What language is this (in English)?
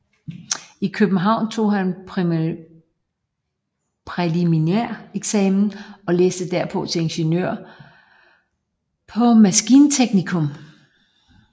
Danish